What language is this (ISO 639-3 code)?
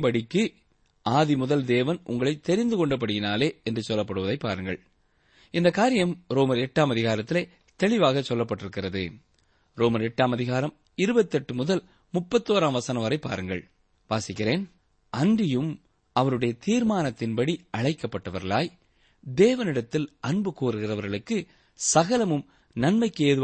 tam